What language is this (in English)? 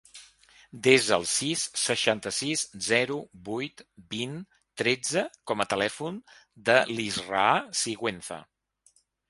Catalan